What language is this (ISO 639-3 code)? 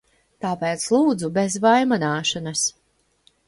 lav